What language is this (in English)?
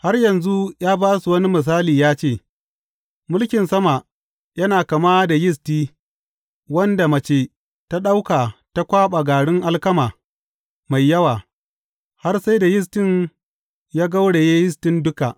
Hausa